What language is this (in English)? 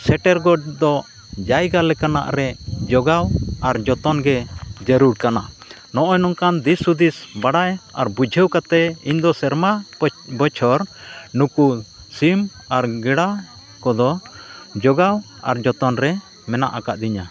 Santali